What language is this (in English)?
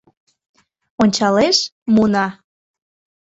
Mari